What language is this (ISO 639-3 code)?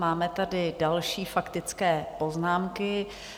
ces